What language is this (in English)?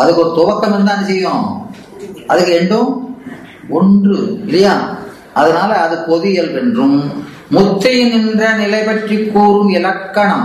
Tamil